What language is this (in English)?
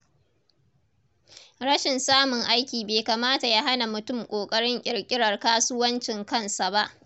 Hausa